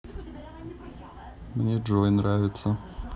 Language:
Russian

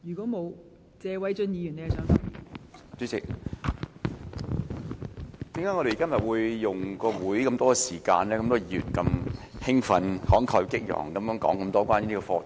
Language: Cantonese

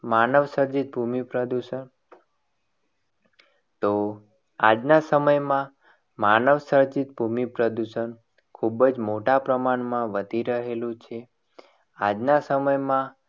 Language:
Gujarati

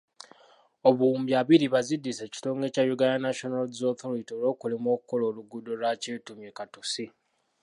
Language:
Ganda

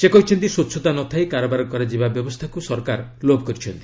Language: Odia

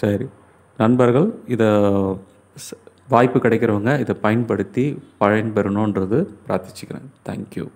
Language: Thai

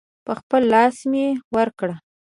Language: Pashto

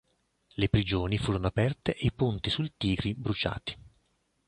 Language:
Italian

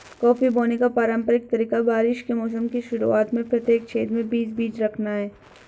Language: Hindi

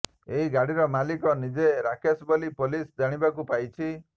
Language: Odia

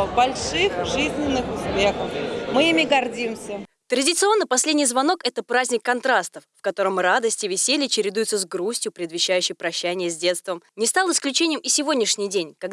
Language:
Russian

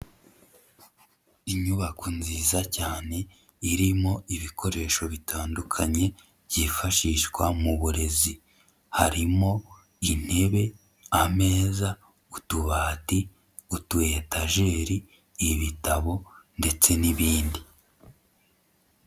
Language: Kinyarwanda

